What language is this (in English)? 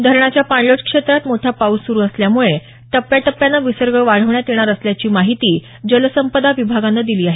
Marathi